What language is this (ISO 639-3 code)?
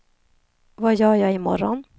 swe